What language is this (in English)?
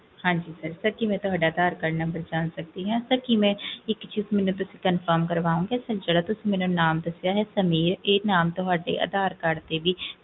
Punjabi